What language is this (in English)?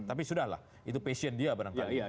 Indonesian